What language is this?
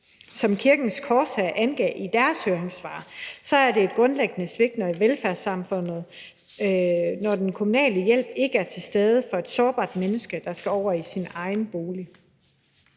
Danish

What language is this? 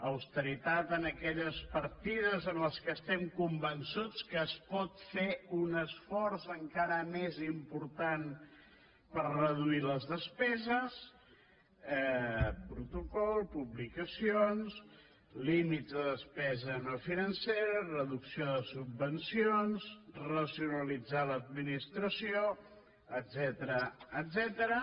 Catalan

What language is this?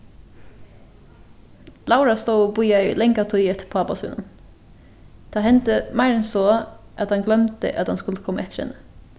Faroese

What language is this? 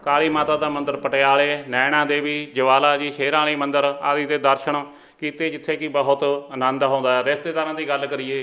Punjabi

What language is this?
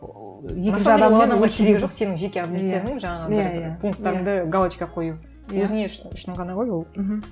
Kazakh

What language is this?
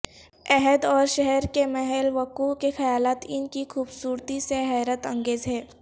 Urdu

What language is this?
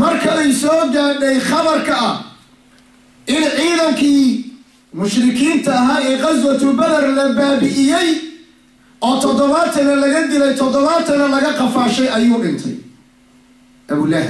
Arabic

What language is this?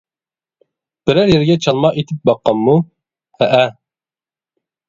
Uyghur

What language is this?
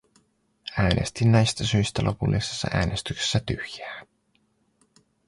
Finnish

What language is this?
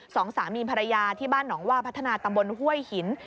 Thai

